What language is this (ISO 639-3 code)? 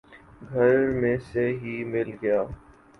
urd